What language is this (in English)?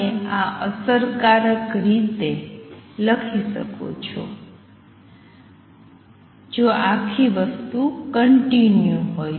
Gujarati